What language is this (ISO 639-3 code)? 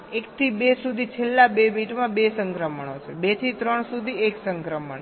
guj